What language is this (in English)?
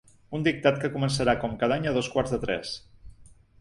Catalan